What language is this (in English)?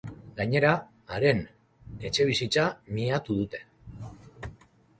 Basque